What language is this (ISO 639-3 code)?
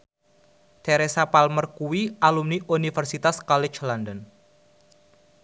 jav